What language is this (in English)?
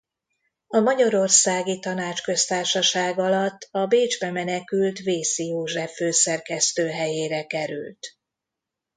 Hungarian